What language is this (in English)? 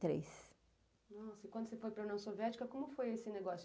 Portuguese